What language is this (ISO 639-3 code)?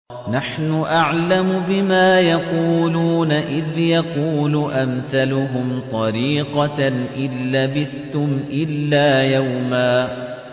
ara